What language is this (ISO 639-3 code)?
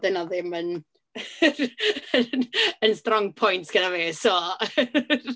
cym